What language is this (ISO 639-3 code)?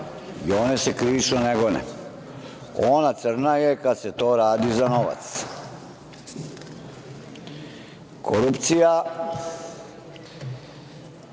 srp